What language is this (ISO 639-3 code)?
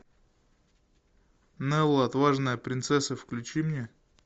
rus